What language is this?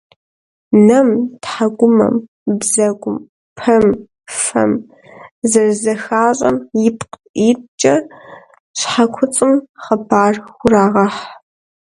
Kabardian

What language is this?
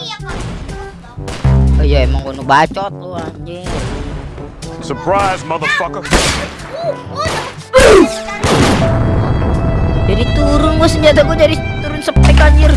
Indonesian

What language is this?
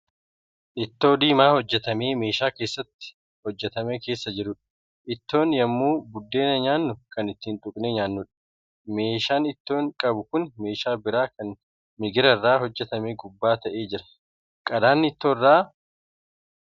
Oromo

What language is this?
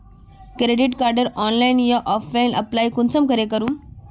Magahi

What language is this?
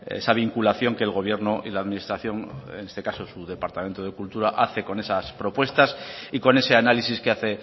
Spanish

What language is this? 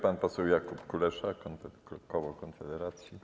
Polish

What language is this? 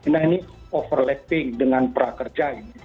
Indonesian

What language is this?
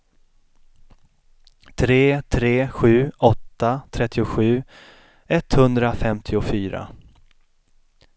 Swedish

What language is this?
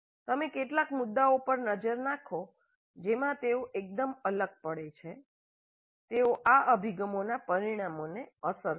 Gujarati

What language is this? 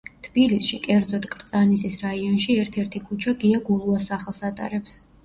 Georgian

